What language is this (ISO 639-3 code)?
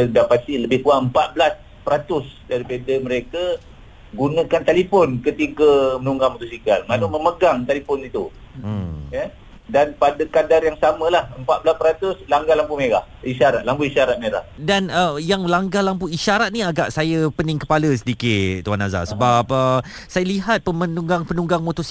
msa